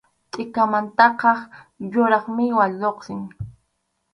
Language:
Arequipa-La Unión Quechua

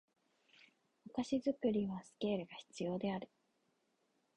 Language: Japanese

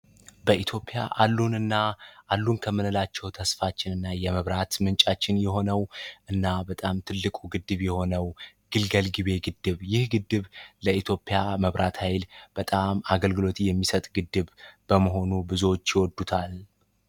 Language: Amharic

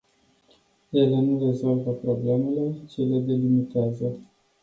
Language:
Romanian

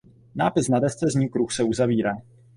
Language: Czech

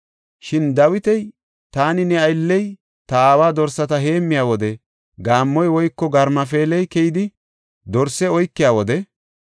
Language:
Gofa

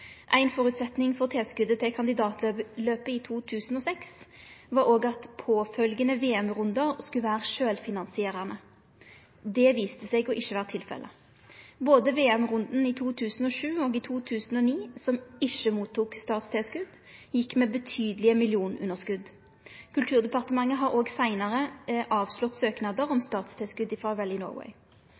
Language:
Norwegian Nynorsk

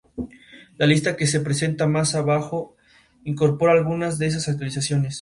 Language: Spanish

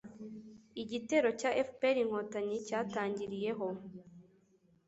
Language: Kinyarwanda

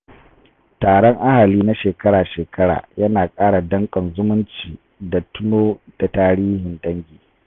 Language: Hausa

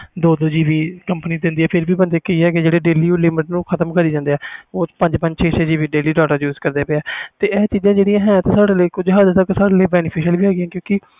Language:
Punjabi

